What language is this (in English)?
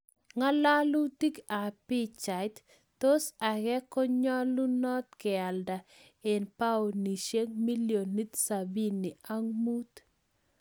Kalenjin